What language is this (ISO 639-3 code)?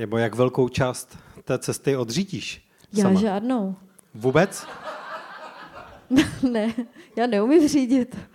ces